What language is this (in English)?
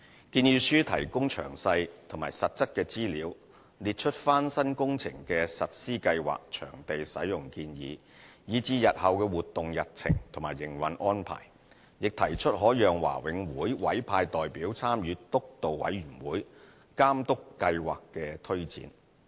Cantonese